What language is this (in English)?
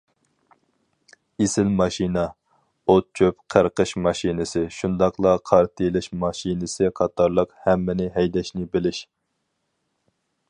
Uyghur